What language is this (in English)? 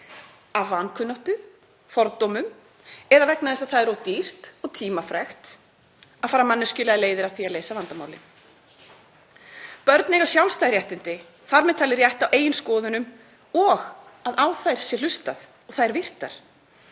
Icelandic